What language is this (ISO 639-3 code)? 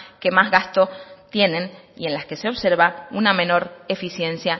spa